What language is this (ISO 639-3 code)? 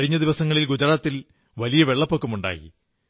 mal